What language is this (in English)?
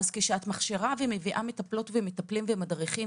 Hebrew